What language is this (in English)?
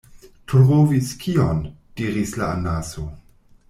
Esperanto